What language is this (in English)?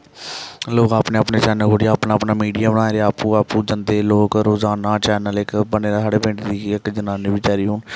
Dogri